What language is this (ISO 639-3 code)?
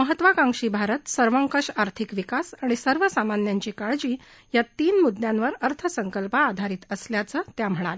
mar